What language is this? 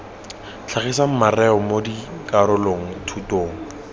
Tswana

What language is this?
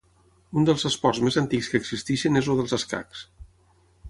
Catalan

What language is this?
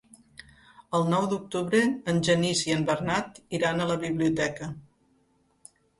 Catalan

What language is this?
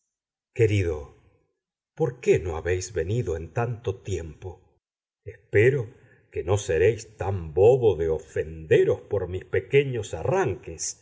Spanish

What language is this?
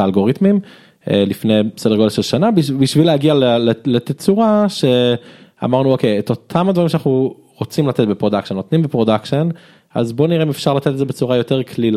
Hebrew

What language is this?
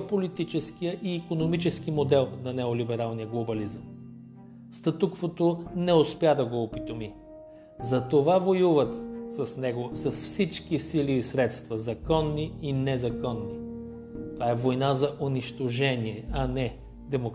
Bulgarian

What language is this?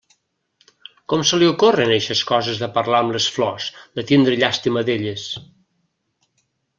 Catalan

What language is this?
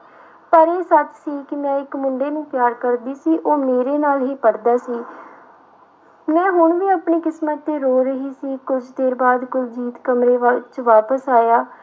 Punjabi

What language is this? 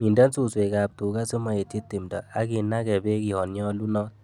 Kalenjin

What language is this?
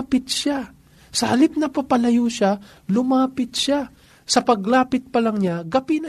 Filipino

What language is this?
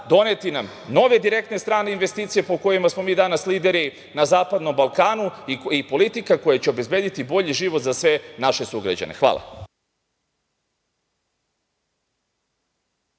Serbian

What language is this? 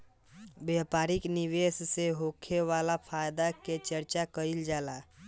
Bhojpuri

